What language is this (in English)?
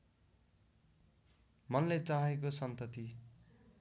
Nepali